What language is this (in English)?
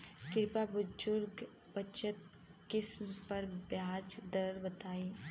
Bhojpuri